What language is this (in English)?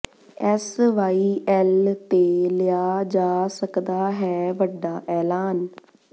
Punjabi